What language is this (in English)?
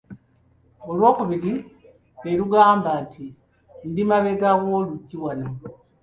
Ganda